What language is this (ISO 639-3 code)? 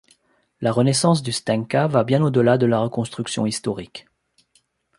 fra